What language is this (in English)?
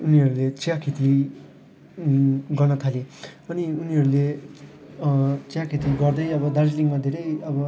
Nepali